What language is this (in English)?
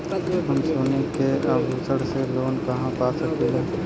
Bhojpuri